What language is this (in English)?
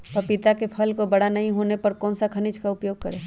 Magahi